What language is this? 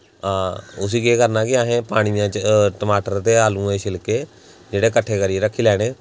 Dogri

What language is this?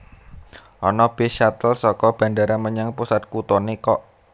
Javanese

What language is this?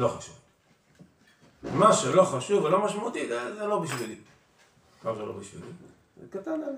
Hebrew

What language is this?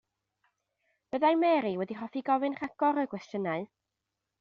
Welsh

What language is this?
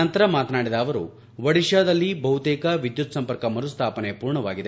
Kannada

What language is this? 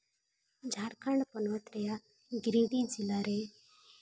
Santali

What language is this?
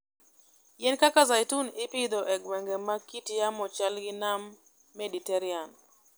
Luo (Kenya and Tanzania)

